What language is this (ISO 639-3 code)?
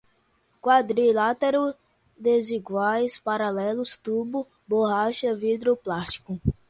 por